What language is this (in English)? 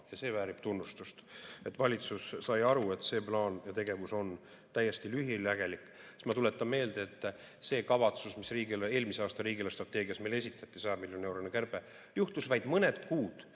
Estonian